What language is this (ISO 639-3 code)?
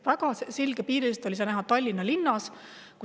est